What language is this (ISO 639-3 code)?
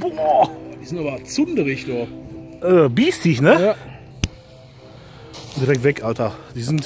deu